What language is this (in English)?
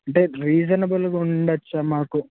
Telugu